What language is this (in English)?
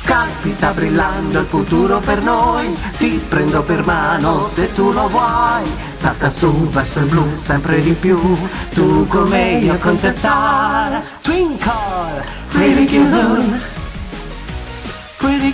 Italian